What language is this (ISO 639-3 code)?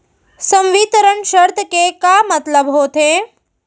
hne